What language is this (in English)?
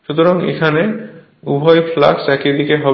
Bangla